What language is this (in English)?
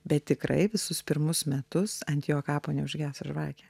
Lithuanian